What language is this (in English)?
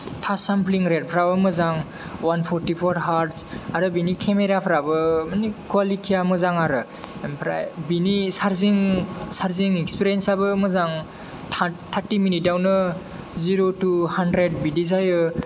Bodo